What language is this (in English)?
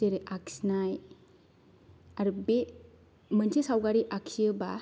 Bodo